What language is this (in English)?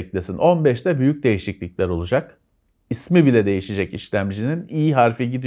Turkish